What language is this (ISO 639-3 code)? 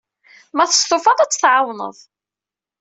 kab